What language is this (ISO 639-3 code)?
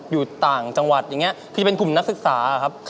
tha